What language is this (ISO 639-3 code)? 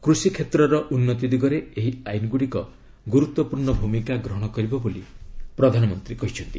ori